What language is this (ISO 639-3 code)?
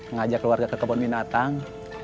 ind